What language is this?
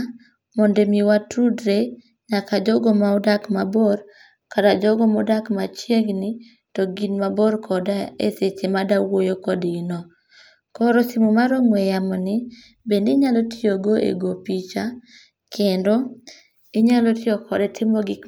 Luo (Kenya and Tanzania)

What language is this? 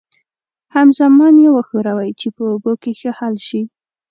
Pashto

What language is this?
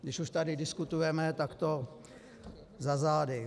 Czech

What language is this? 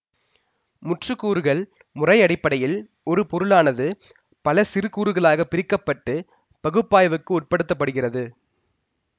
Tamil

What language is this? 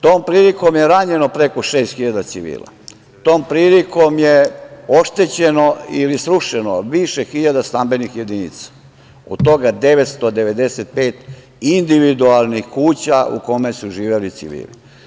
Serbian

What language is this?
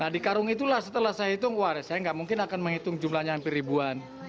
Indonesian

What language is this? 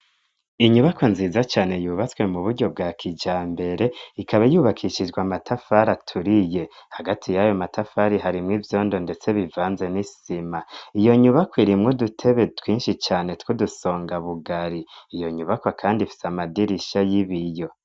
Rundi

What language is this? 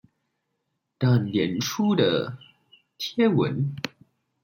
Chinese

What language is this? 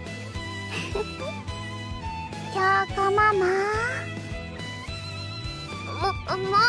Japanese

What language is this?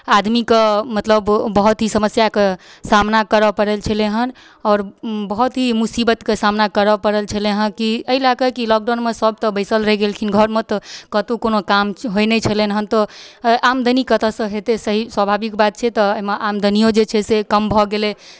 Maithili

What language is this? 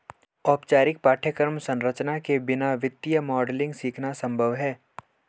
Hindi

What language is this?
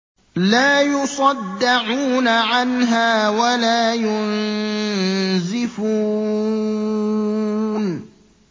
Arabic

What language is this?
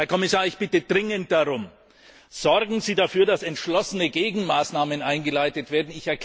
German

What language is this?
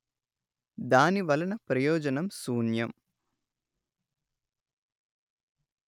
Telugu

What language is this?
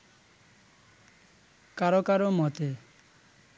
Bangla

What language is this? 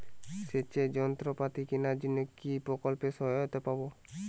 Bangla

